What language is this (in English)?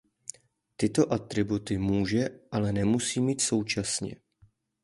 Czech